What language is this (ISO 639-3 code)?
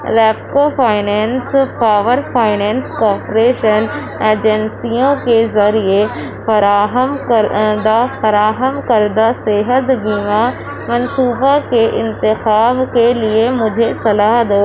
urd